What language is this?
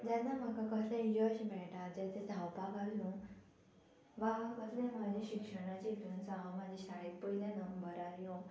Konkani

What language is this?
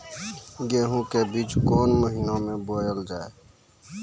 Maithili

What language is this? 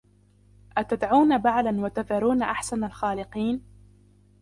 Arabic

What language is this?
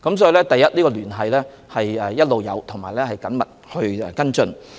Cantonese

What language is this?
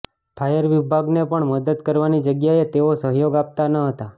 Gujarati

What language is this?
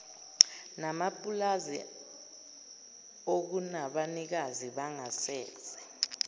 Zulu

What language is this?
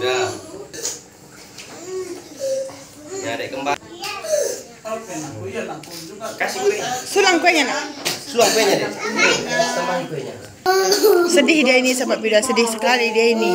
Indonesian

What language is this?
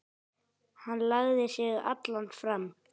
Icelandic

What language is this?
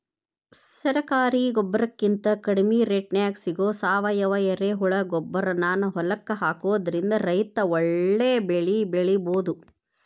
Kannada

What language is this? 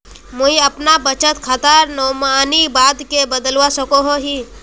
Magahi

